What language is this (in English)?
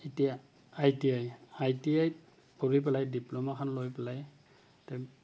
Assamese